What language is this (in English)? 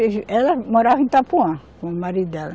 Portuguese